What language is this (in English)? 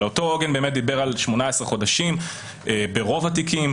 Hebrew